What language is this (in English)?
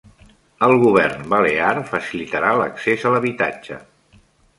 Catalan